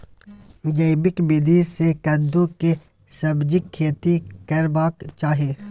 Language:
Maithili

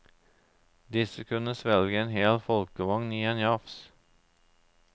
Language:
Norwegian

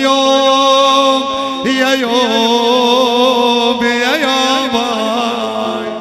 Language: Arabic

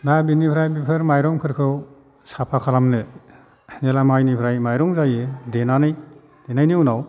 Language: Bodo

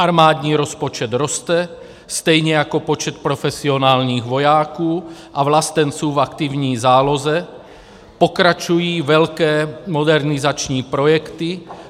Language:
Czech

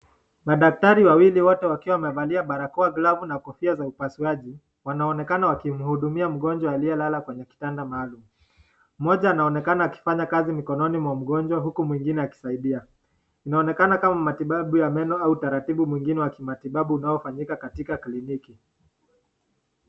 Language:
Swahili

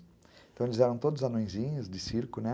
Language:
Portuguese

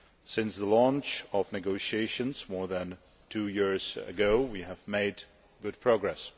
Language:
English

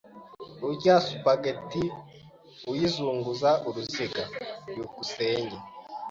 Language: Kinyarwanda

